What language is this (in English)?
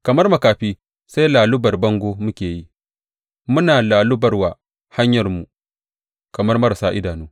Hausa